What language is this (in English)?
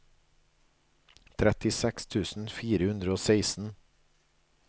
Norwegian